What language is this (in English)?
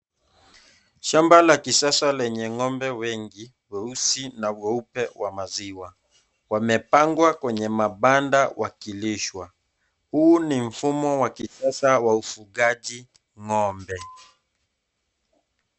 Swahili